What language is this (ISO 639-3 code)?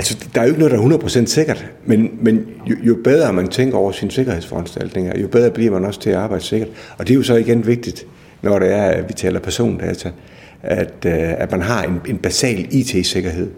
dan